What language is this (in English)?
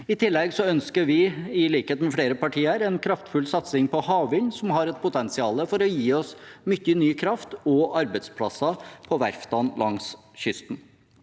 Norwegian